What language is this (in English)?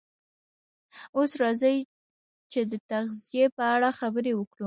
Pashto